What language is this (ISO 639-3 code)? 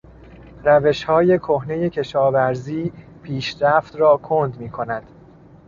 fas